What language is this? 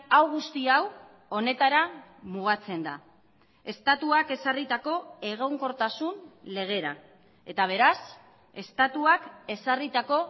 Basque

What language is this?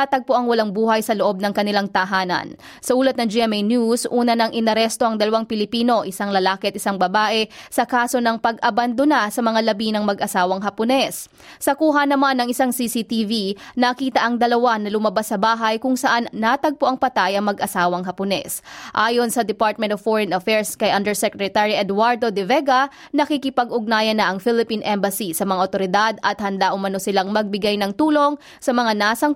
Filipino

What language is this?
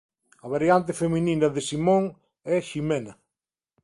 Galician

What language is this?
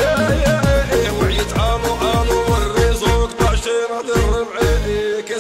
Arabic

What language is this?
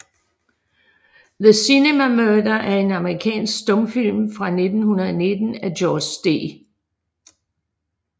Danish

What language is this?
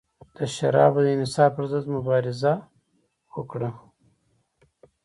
Pashto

